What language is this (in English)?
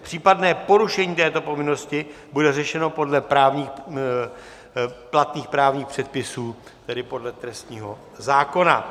Czech